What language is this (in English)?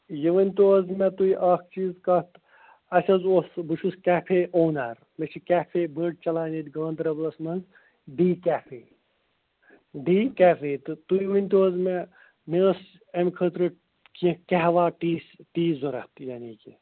Kashmiri